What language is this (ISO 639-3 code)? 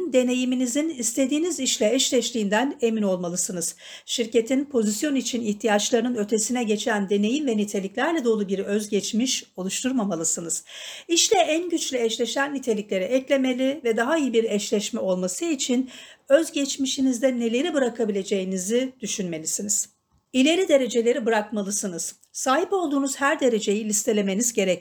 tur